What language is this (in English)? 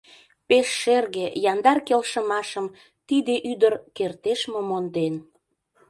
Mari